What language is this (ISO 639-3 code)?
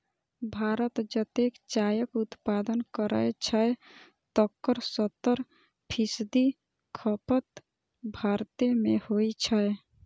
mai